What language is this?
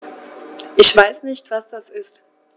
German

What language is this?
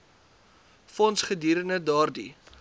Afrikaans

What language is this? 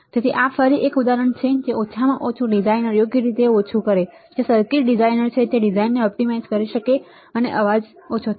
Gujarati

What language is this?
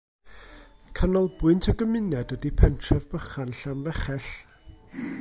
Welsh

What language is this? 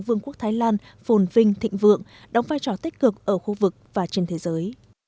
Vietnamese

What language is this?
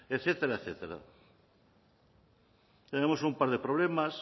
Spanish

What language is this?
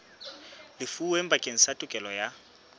Southern Sotho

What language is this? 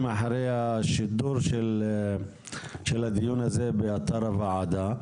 Hebrew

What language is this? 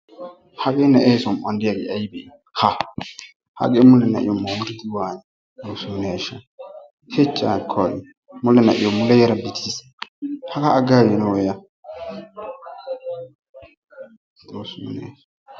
Wolaytta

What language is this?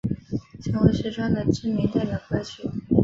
Chinese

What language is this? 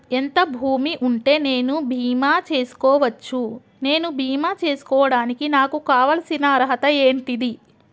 Telugu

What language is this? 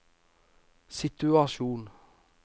Norwegian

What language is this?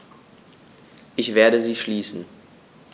German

